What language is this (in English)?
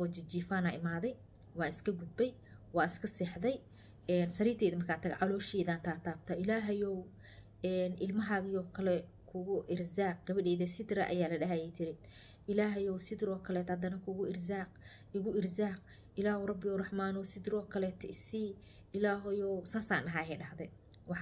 Arabic